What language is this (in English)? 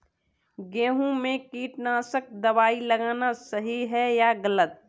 Hindi